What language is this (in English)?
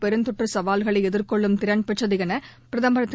Tamil